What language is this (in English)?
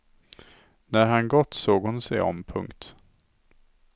Swedish